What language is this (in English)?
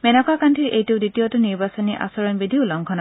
Assamese